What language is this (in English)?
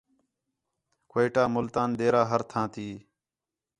Khetrani